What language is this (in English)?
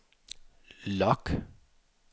Danish